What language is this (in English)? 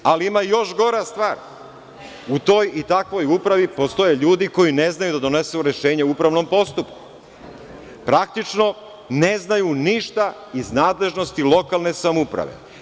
Serbian